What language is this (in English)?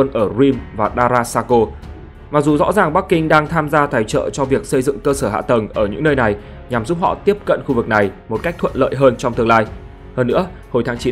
Vietnamese